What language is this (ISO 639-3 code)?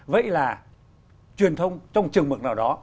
vie